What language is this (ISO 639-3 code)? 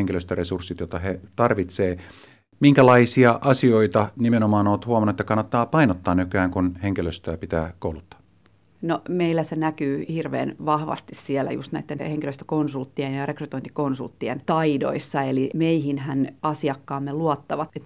fin